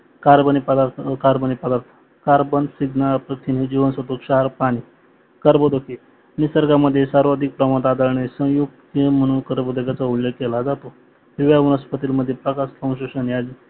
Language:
Marathi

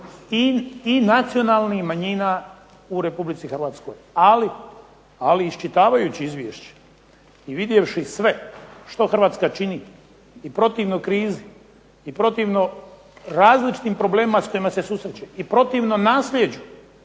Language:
Croatian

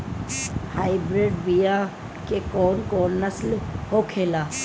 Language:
Bhojpuri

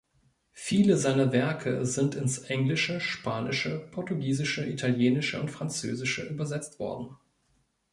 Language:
German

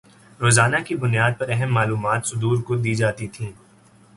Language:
Urdu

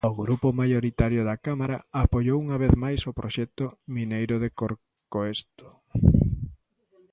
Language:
Galician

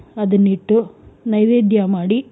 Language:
Kannada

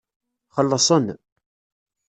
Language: Kabyle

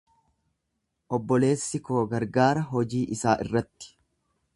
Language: Oromo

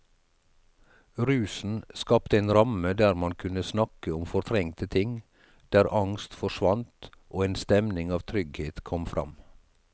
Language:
Norwegian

